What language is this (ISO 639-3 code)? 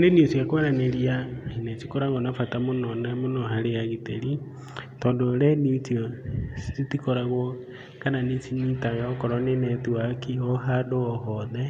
kik